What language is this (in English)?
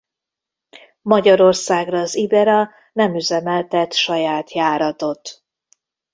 Hungarian